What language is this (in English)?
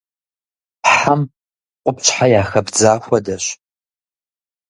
Kabardian